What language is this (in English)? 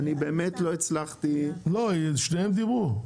Hebrew